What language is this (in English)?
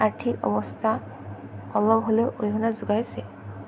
Assamese